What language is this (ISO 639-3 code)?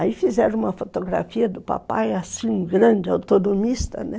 por